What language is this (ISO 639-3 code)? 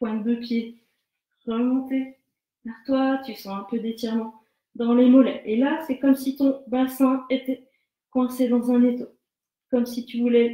fra